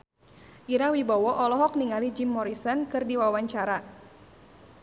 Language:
Sundanese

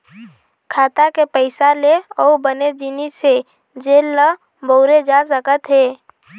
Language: Chhattisgarhi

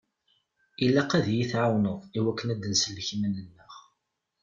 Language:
Kabyle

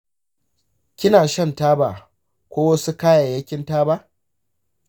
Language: Hausa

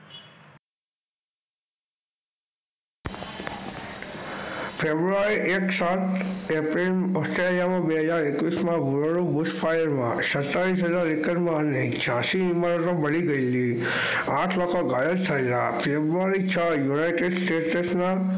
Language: Gujarati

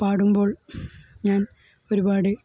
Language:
Malayalam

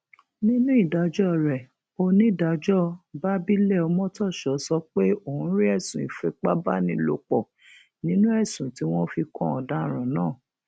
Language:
Yoruba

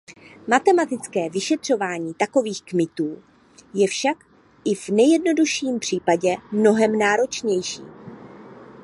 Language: Czech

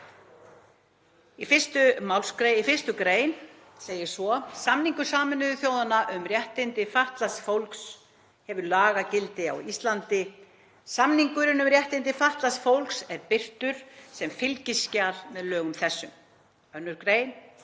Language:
Icelandic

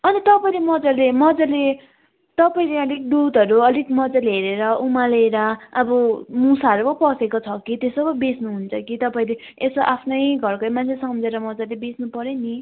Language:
Nepali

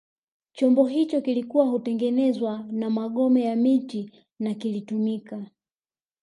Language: Swahili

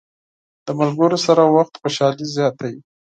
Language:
Pashto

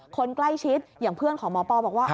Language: Thai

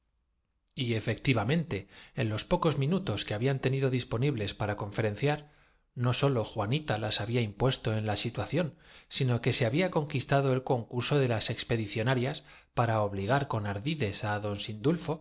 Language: Spanish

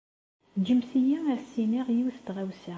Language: Kabyle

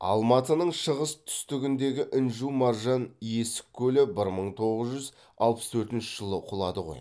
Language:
Kazakh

